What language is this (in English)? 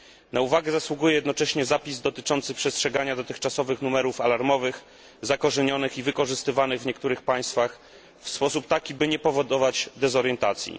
Polish